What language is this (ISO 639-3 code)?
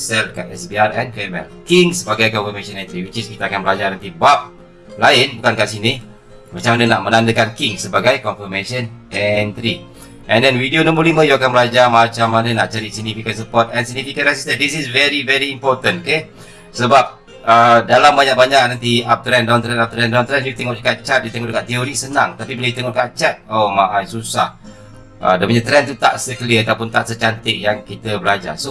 msa